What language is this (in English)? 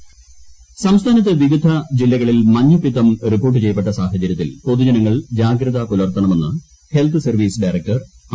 Malayalam